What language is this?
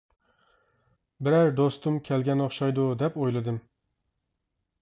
Uyghur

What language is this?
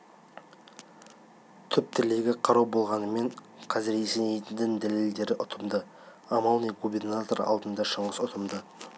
Kazakh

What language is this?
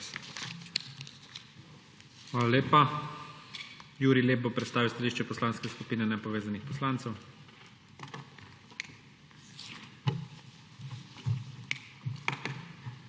Slovenian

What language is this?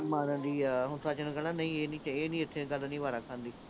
Punjabi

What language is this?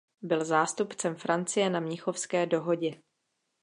Czech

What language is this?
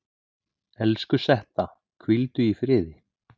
Icelandic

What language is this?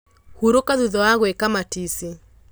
Kikuyu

